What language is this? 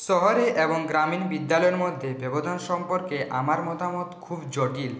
Bangla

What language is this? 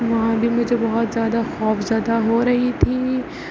Urdu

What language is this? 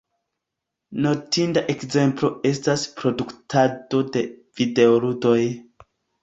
Esperanto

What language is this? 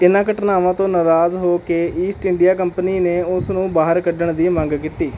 Punjabi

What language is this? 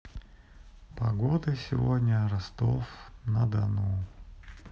Russian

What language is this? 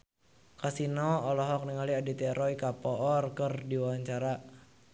Sundanese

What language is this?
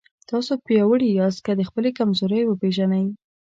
Pashto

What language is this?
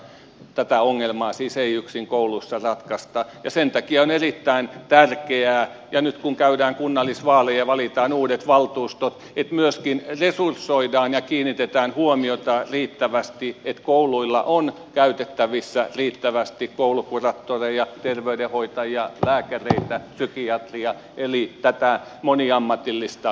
Finnish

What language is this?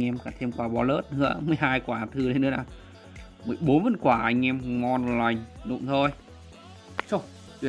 Vietnamese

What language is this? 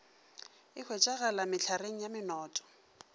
Northern Sotho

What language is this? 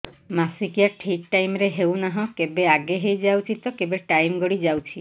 Odia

